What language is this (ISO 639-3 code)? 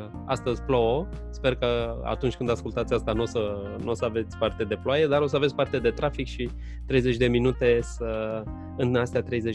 ron